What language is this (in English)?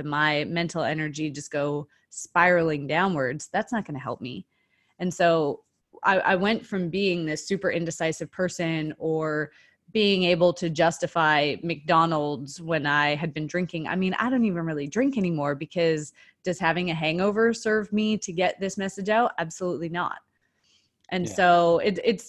English